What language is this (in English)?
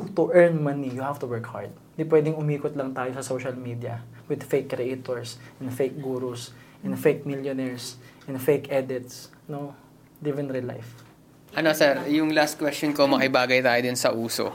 Filipino